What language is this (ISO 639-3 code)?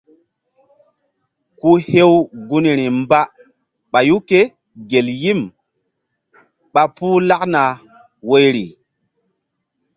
mdd